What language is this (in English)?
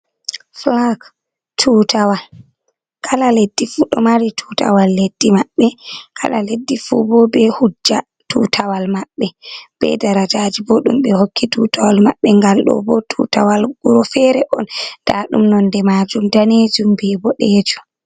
Fula